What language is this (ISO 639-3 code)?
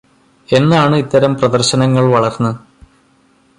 mal